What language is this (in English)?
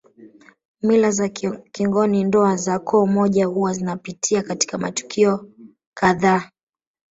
Swahili